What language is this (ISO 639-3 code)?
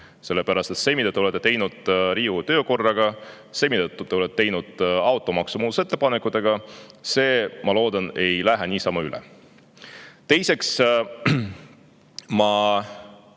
est